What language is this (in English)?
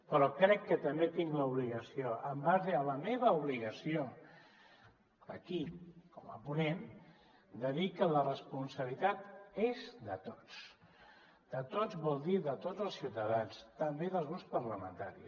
Catalan